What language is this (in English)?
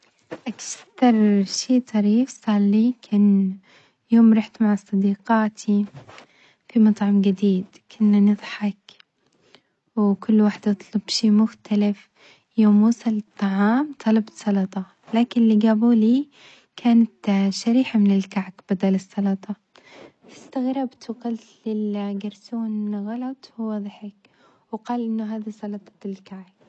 Omani Arabic